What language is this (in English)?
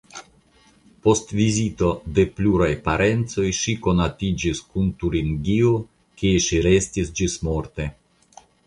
Esperanto